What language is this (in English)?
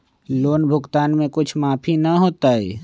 Magahi